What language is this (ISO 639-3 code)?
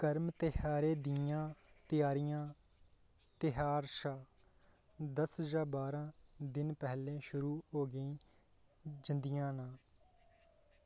doi